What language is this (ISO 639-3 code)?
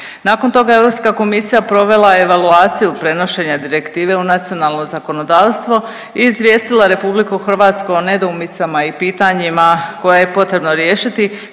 hrv